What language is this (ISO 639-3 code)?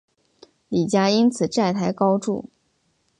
zho